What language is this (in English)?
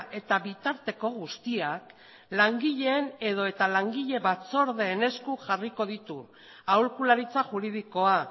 Basque